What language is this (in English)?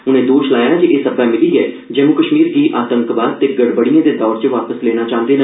Dogri